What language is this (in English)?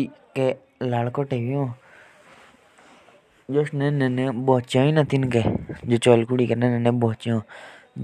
Jaunsari